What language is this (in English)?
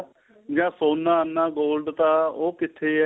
Punjabi